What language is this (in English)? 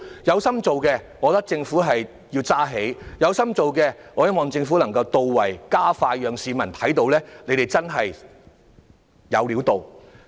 Cantonese